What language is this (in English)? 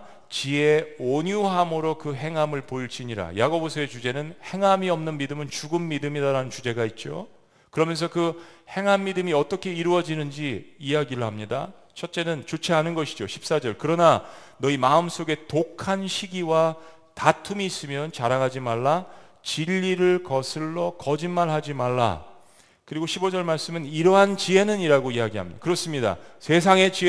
Korean